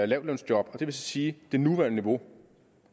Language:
Danish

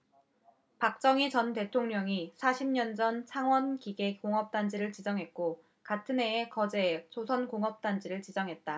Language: Korean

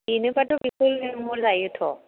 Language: Bodo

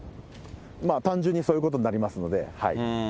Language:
Japanese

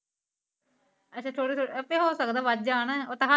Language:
Punjabi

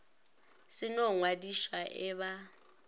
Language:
Northern Sotho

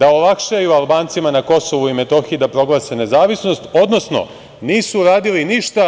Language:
Serbian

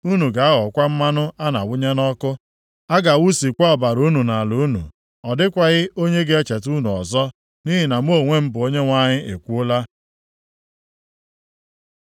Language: Igbo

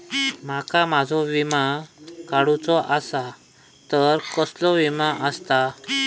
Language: Marathi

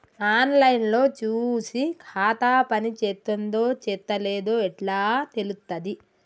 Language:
Telugu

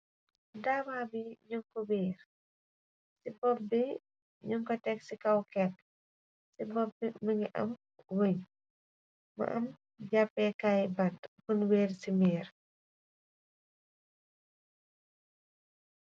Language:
Wolof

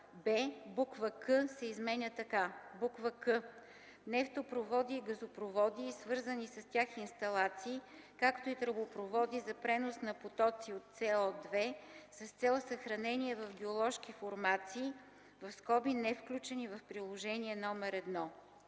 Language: Bulgarian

